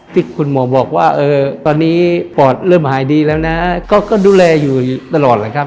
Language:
Thai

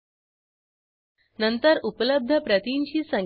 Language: Marathi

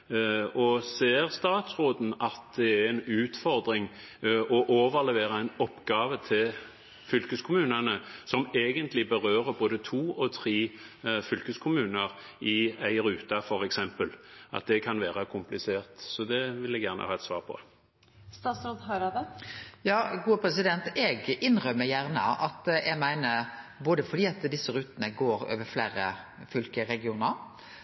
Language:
Norwegian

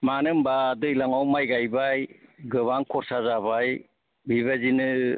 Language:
Bodo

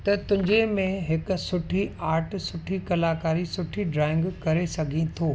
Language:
Sindhi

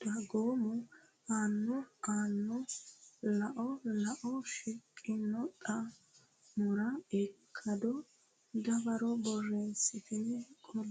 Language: Sidamo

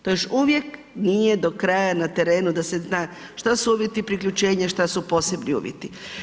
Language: Croatian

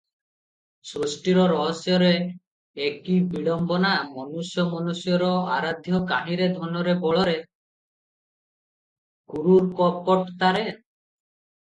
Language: Odia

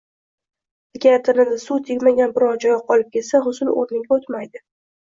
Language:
Uzbek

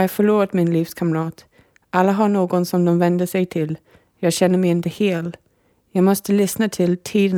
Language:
Swedish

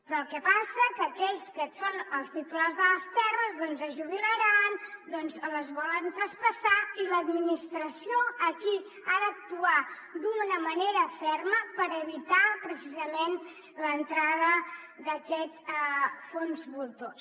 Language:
Catalan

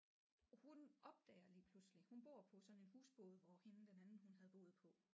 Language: Danish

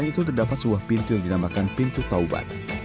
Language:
Indonesian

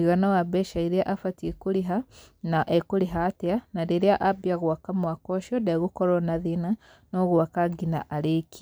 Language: Kikuyu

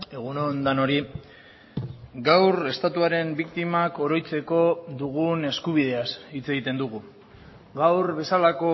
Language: Basque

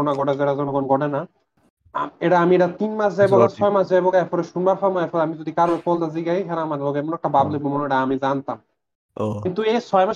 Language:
Bangla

